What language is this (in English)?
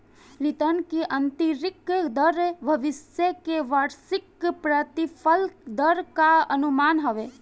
Bhojpuri